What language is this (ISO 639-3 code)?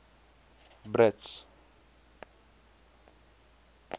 afr